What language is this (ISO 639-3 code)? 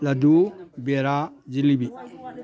mni